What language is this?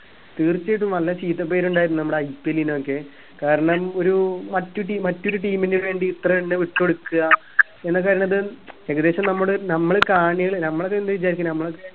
Malayalam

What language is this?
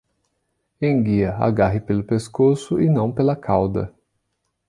Portuguese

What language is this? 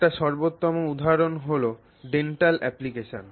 Bangla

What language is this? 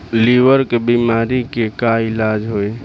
Bhojpuri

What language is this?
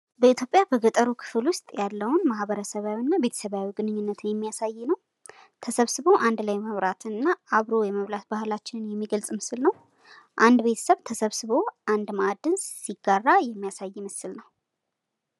Amharic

